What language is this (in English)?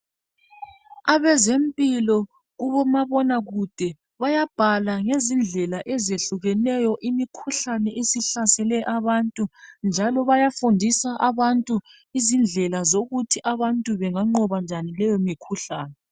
North Ndebele